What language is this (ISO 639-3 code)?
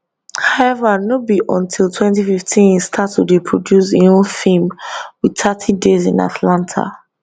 pcm